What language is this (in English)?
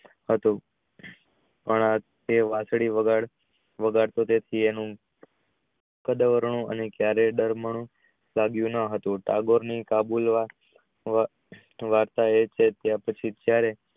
Gujarati